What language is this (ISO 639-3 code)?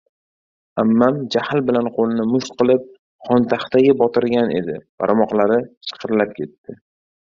uzb